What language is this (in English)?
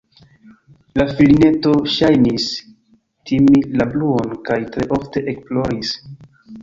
Esperanto